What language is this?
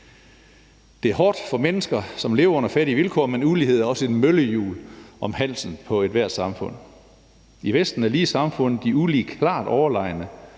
Danish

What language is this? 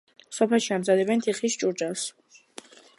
Georgian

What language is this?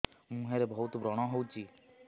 Odia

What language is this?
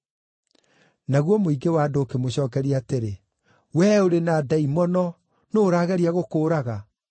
Kikuyu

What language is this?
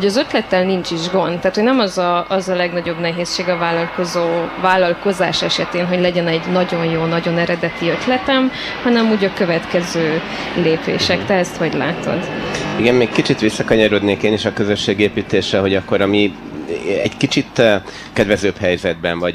Hungarian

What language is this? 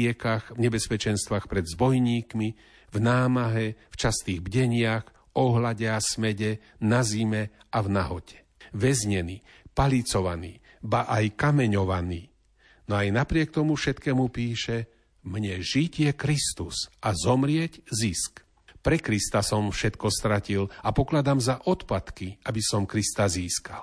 Slovak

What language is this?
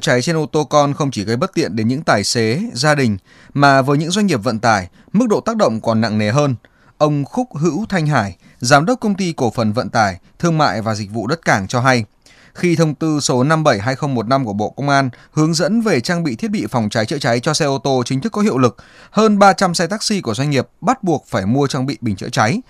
Vietnamese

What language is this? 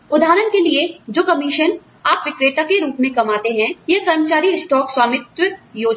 Hindi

